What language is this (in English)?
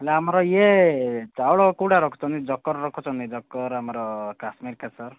Odia